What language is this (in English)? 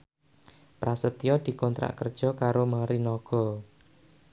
Javanese